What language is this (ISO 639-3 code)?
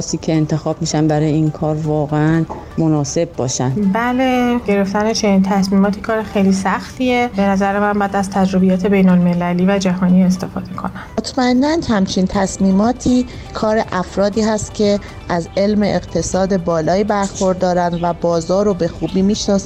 fas